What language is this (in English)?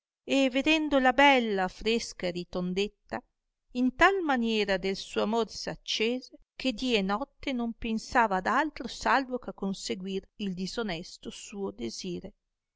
Italian